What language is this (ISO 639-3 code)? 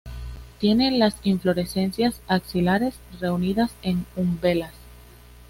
spa